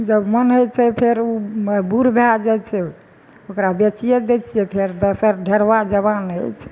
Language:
Maithili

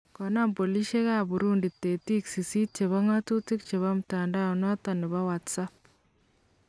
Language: Kalenjin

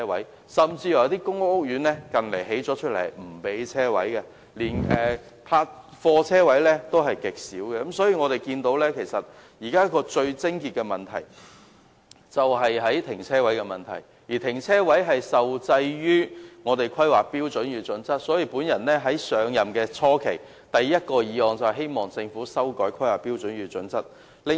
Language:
Cantonese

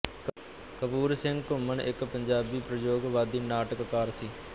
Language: Punjabi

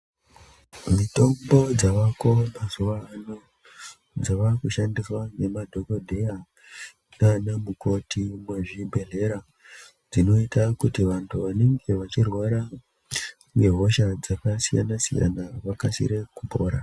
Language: Ndau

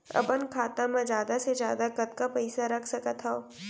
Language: Chhattisgarhi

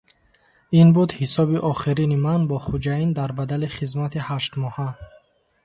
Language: Tajik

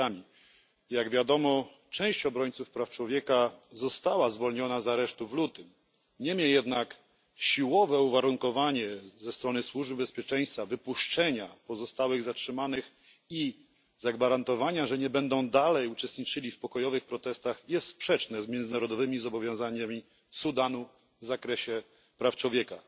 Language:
Polish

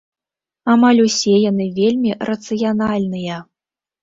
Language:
Belarusian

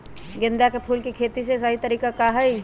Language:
Magahi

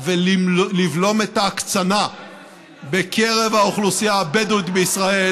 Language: Hebrew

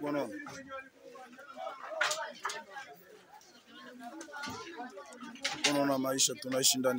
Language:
Romanian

